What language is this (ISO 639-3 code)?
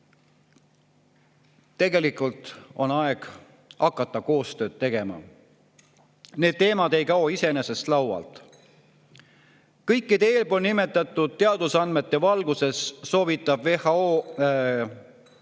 est